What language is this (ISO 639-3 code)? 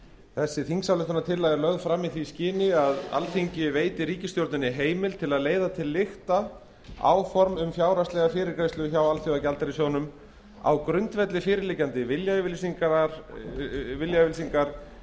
isl